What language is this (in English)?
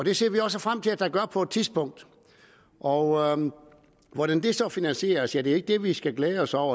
Danish